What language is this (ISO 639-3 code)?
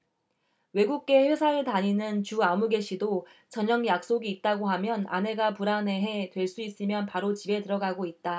kor